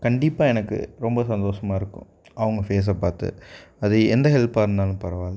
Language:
Tamil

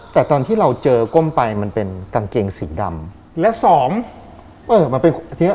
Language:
Thai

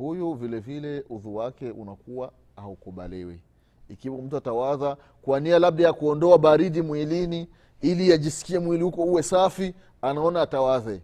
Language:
Swahili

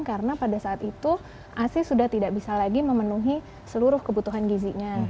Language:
Indonesian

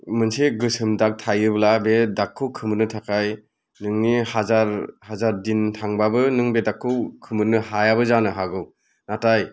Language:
Bodo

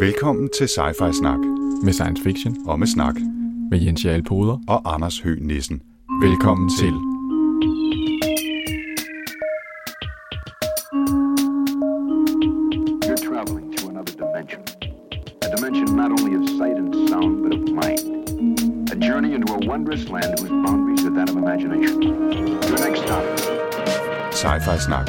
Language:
Danish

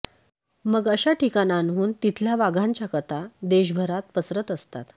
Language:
Marathi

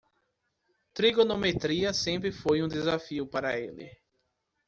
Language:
Portuguese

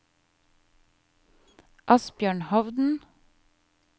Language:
Norwegian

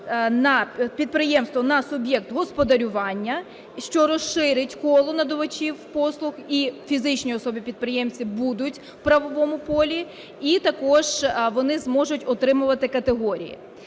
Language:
Ukrainian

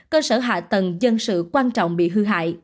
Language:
Vietnamese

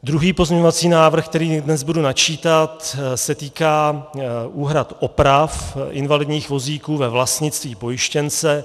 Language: Czech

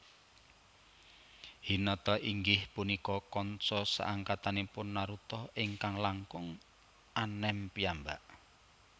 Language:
Javanese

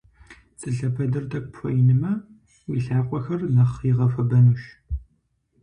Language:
Kabardian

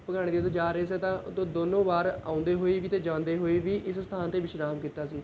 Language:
Punjabi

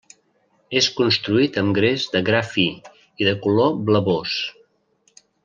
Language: Catalan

